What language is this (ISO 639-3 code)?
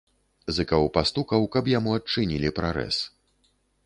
bel